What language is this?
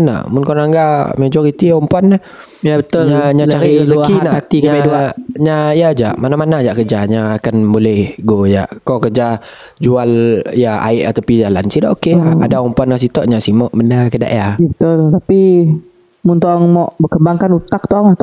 Malay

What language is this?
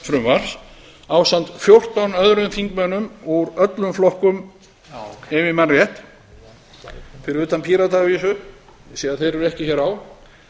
Icelandic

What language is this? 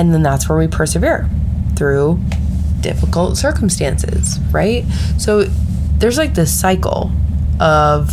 English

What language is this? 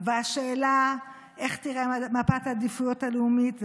Hebrew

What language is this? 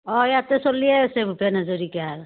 Assamese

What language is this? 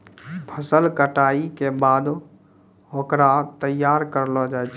Maithili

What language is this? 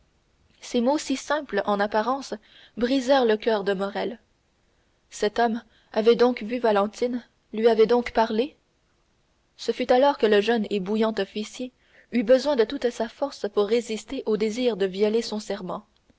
French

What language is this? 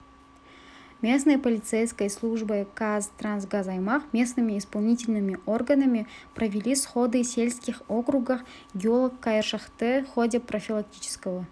Kazakh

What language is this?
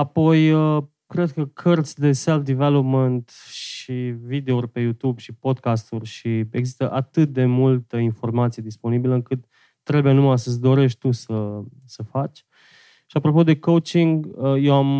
Romanian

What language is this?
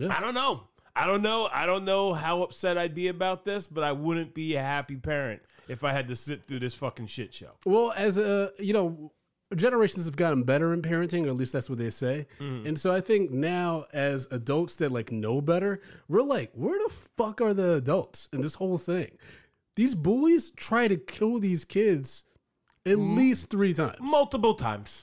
English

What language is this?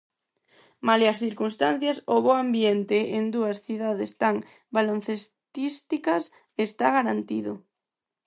Galician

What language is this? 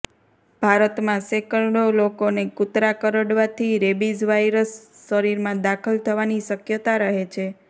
Gujarati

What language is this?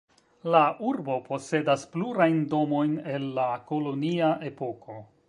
Esperanto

